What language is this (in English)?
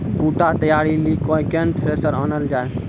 Maithili